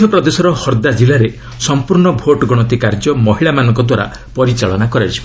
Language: Odia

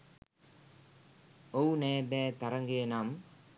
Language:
Sinhala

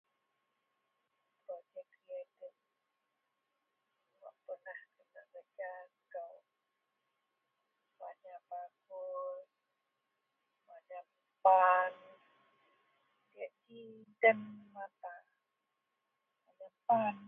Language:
Central Melanau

